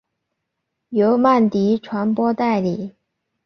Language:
Chinese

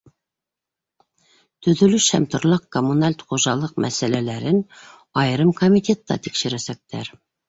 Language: Bashkir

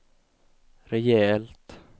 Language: Swedish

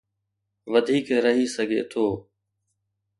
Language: Sindhi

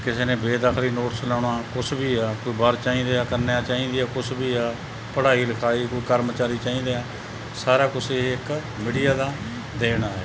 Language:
Punjabi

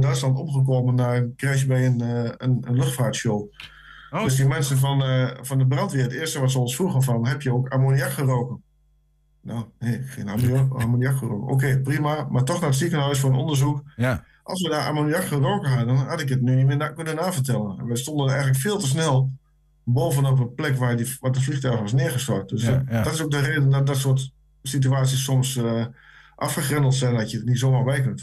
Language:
Dutch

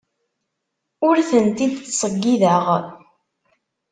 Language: Kabyle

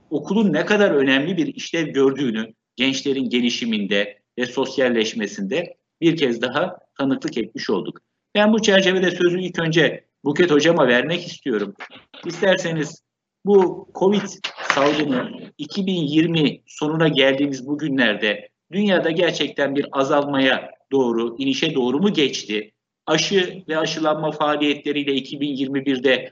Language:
Turkish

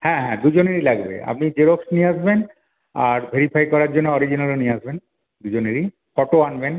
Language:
Bangla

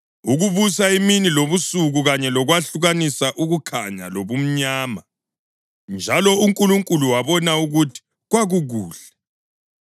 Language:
North Ndebele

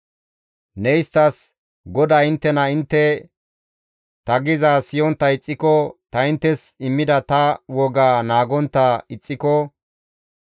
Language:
Gamo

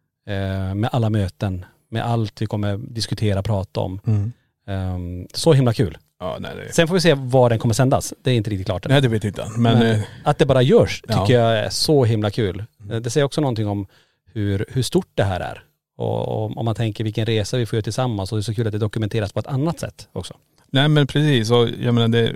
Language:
Swedish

